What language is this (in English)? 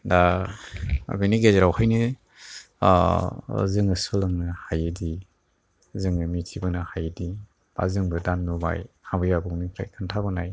Bodo